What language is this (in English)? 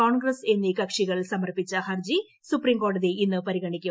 Malayalam